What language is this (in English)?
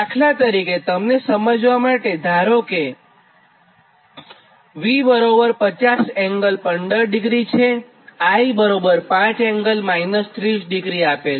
Gujarati